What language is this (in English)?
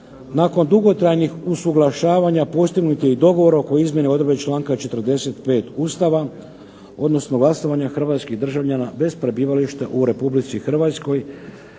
Croatian